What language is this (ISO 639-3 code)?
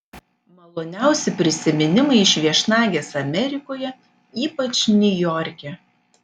lit